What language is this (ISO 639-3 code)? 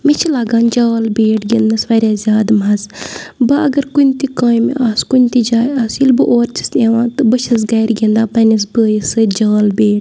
kas